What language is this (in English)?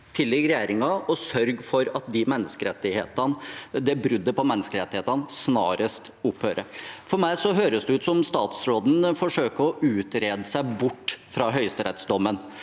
Norwegian